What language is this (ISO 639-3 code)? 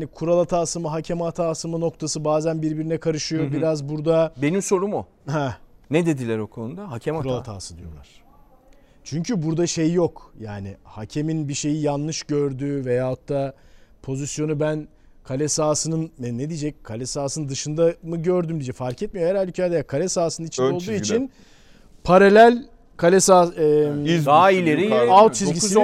tur